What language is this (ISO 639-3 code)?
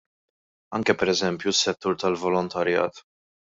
mlt